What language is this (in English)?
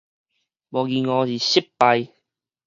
Min Nan Chinese